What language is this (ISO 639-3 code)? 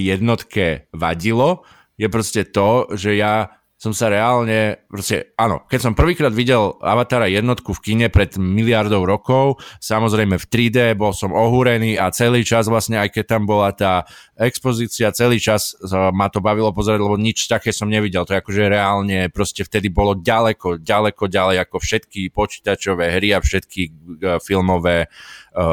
slk